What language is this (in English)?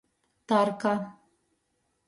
Latgalian